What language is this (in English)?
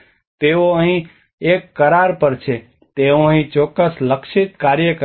Gujarati